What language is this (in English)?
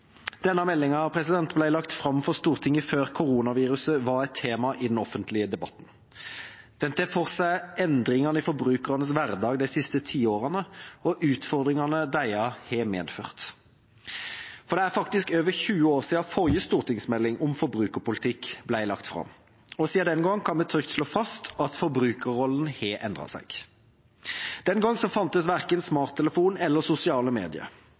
Norwegian Bokmål